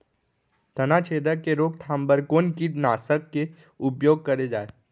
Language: Chhattisgarhi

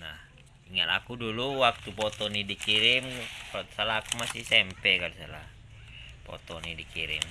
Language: Indonesian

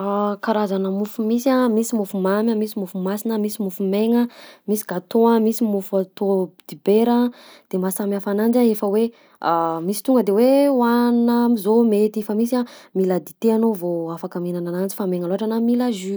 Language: Southern Betsimisaraka Malagasy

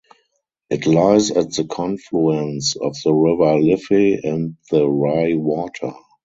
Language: English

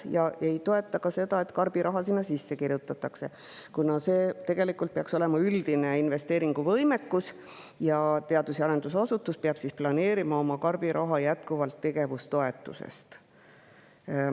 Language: Estonian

